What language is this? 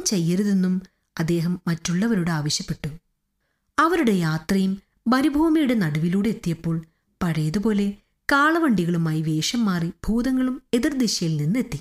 Malayalam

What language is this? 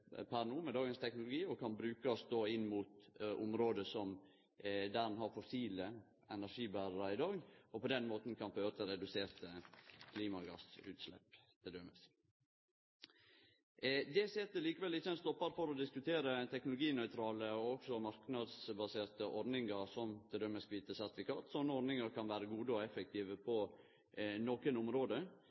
Norwegian Nynorsk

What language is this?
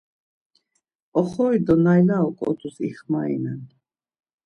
Laz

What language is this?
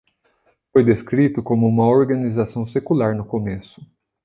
Portuguese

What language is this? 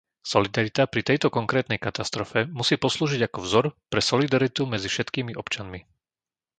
Slovak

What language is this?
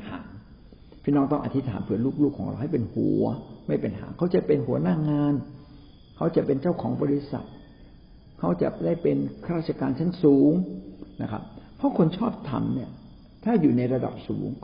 Thai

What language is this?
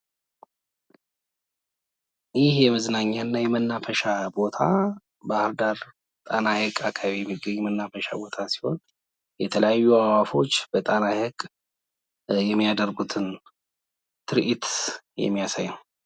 Amharic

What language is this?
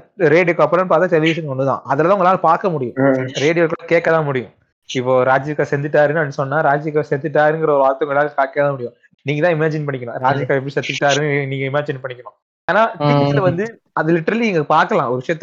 Tamil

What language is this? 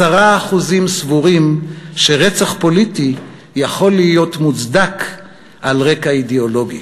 Hebrew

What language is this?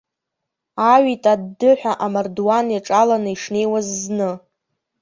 Abkhazian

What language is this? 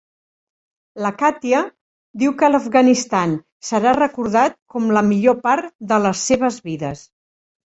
Catalan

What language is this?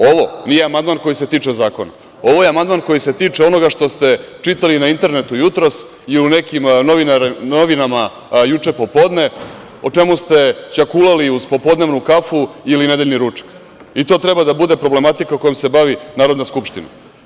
Serbian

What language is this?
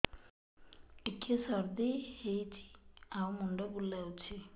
Odia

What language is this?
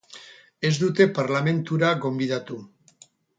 Basque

